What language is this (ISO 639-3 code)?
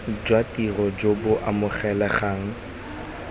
tsn